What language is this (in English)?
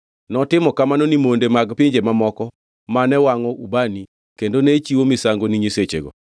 Luo (Kenya and Tanzania)